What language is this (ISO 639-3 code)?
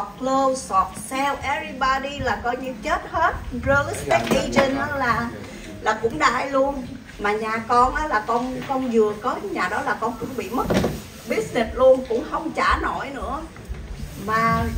vie